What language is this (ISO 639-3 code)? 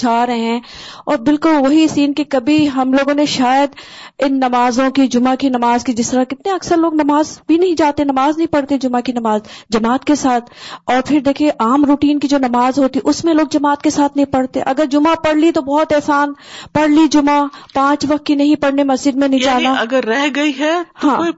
urd